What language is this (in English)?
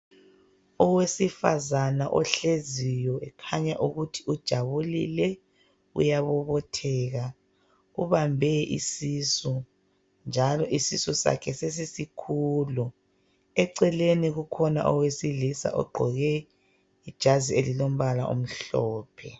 North Ndebele